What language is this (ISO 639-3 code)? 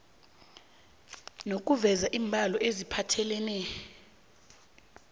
nbl